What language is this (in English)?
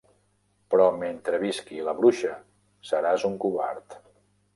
Catalan